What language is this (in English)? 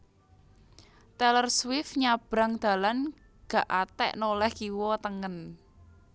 Javanese